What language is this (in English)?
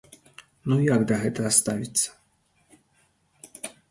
Belarusian